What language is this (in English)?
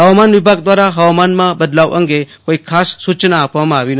Gujarati